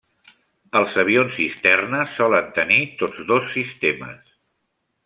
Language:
Catalan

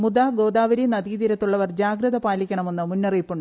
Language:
Malayalam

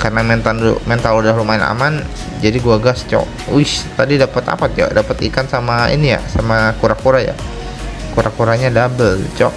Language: Indonesian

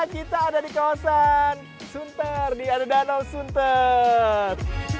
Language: Indonesian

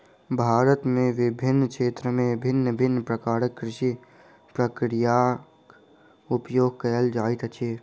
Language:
Maithili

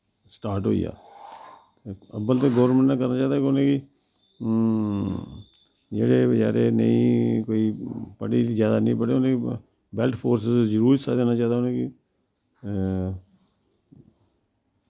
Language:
Dogri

